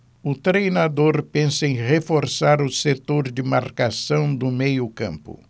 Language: Portuguese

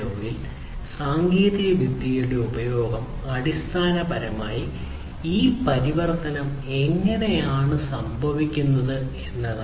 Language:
Malayalam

